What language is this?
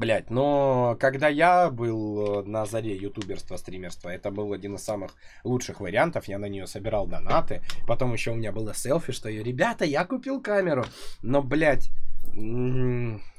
Russian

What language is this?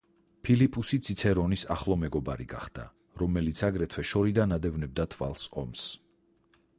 Georgian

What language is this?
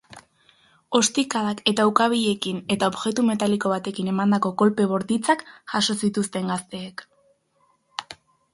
Basque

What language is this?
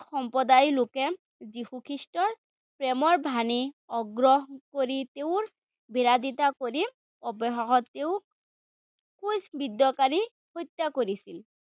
Assamese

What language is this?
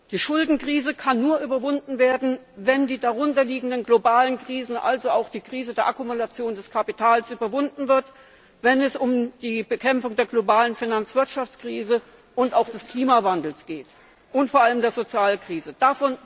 German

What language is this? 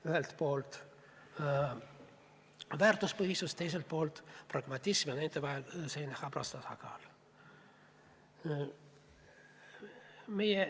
Estonian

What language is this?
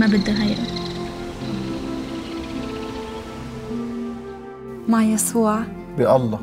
Arabic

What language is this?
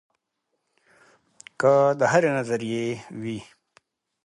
Pashto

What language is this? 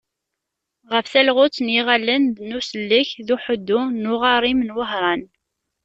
Kabyle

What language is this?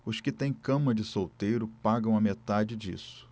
Portuguese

